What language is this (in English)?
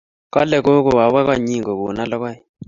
Kalenjin